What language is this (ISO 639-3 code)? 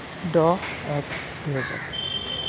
asm